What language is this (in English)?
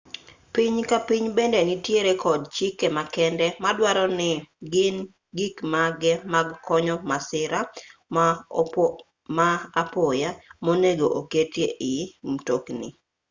Luo (Kenya and Tanzania)